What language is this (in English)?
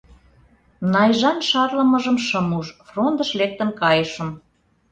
Mari